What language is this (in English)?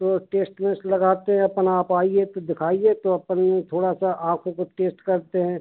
Hindi